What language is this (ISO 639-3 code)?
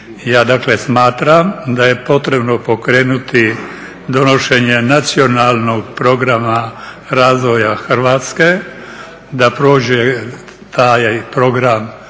hrv